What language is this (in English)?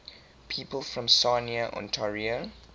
English